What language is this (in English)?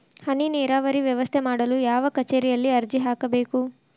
Kannada